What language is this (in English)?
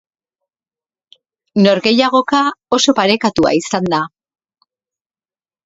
Basque